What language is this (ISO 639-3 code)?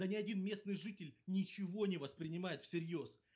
rus